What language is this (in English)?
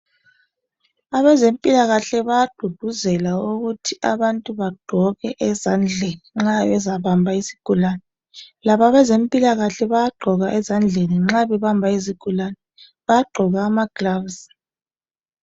North Ndebele